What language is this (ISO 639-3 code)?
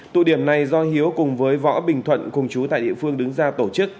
vie